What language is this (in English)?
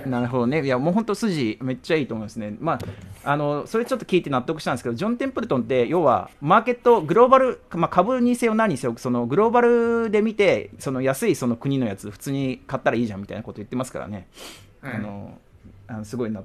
Japanese